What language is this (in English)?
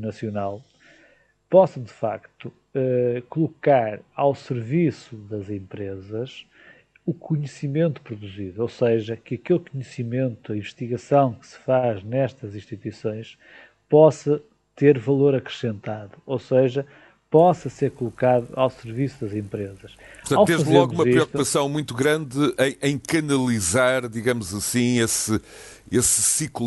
Portuguese